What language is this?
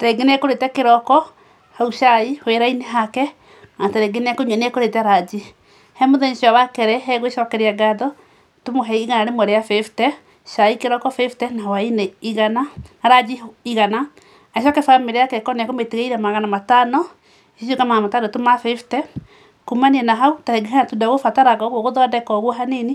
Kikuyu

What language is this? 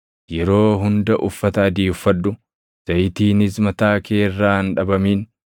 Oromo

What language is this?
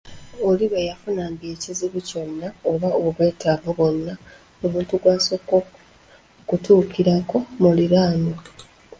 Ganda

